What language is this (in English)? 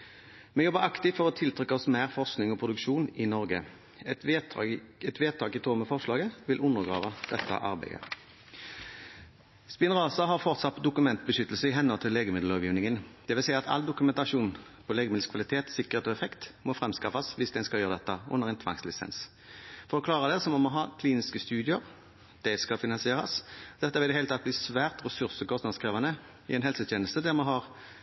Norwegian Bokmål